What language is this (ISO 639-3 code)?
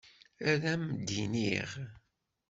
kab